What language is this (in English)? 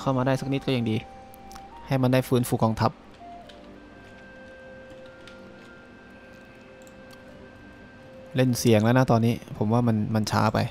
Thai